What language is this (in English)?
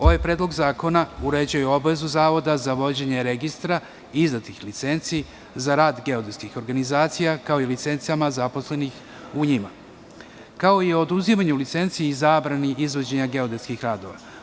Serbian